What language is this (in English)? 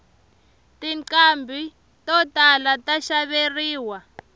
Tsonga